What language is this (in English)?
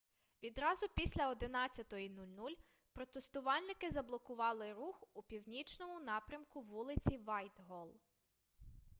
Ukrainian